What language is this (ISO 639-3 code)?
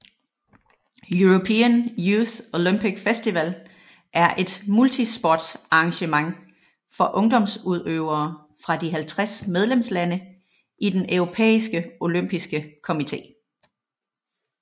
dan